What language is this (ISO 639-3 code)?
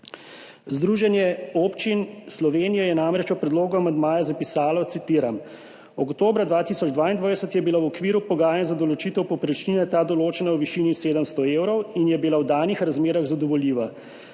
slv